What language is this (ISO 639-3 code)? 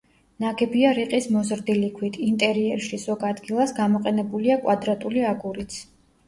kat